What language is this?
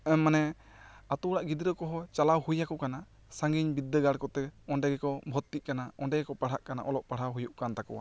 Santali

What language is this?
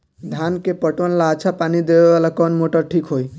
Bhojpuri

